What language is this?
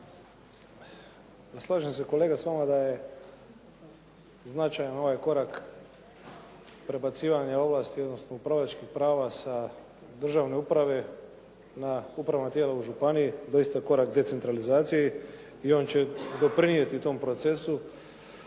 Croatian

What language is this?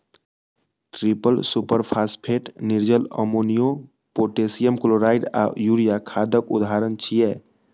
Maithili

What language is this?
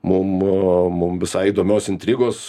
Lithuanian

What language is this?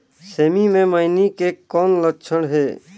Chhattisgarhi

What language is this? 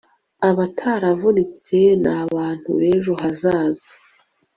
Kinyarwanda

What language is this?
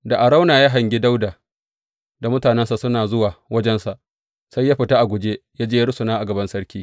Hausa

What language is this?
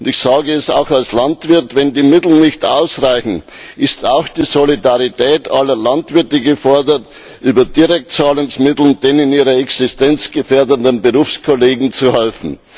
German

